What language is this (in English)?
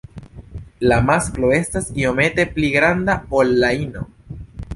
Esperanto